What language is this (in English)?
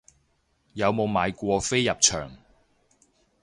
Cantonese